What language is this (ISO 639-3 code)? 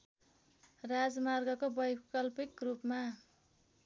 nep